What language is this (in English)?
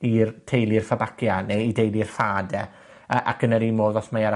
Welsh